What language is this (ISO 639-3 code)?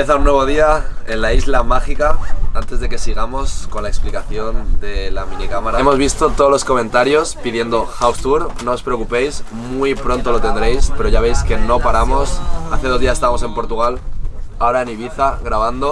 spa